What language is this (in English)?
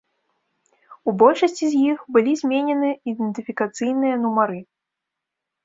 Belarusian